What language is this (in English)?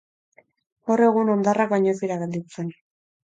Basque